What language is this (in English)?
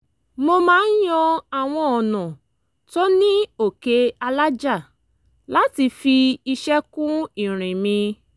Yoruba